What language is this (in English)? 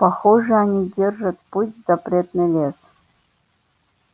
Russian